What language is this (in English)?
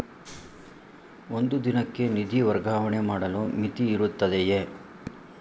Kannada